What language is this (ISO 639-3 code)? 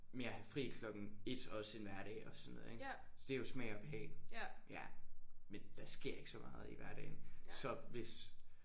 dan